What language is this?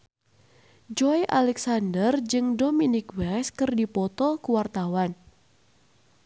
Sundanese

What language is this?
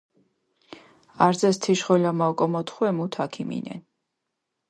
Mingrelian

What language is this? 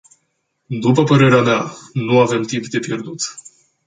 Romanian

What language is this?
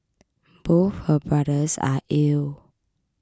English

